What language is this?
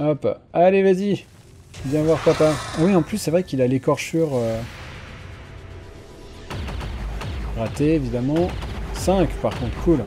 French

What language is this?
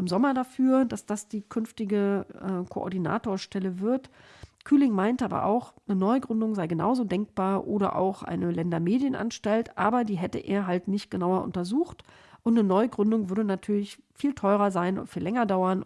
German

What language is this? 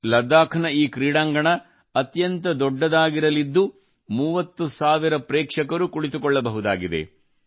Kannada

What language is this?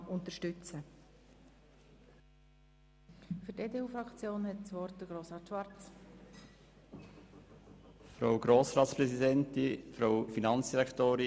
Swiss German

